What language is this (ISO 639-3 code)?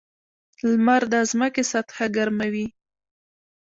pus